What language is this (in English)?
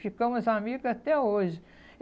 Portuguese